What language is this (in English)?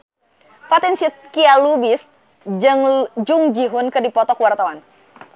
Sundanese